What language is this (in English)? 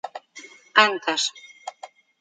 Portuguese